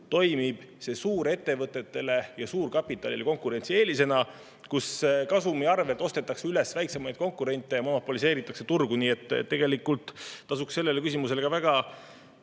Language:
Estonian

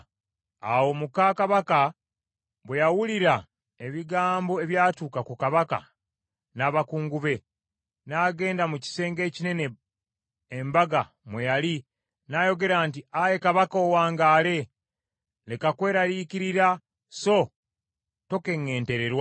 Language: Ganda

